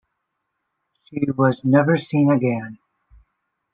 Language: English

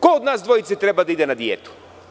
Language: Serbian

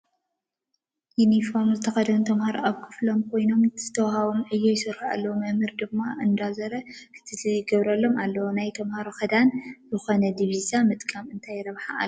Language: Tigrinya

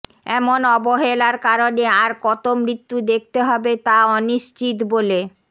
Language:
Bangla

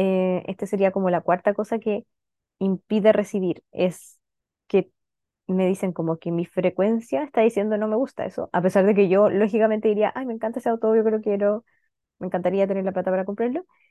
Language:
Spanish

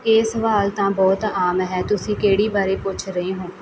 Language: Punjabi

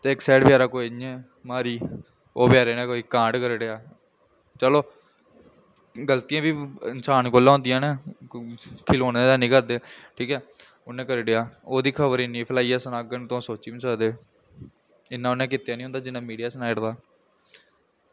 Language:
Dogri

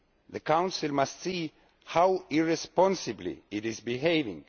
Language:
English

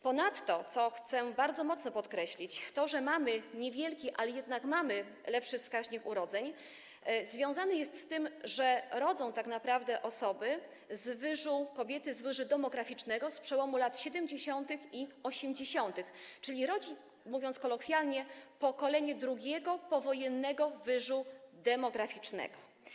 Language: Polish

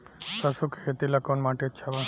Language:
Bhojpuri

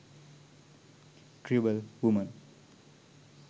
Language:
Sinhala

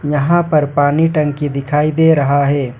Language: Hindi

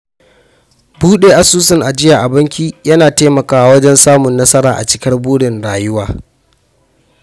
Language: Hausa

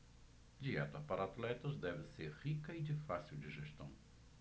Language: Portuguese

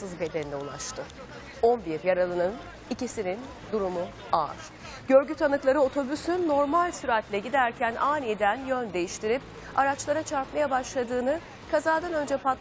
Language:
Turkish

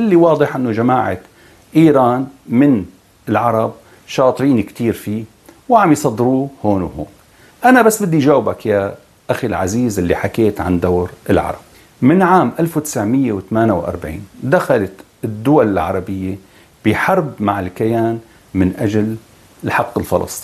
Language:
Arabic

